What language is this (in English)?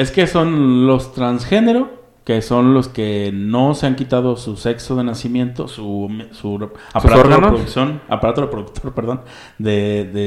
Spanish